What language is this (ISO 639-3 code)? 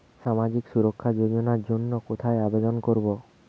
ben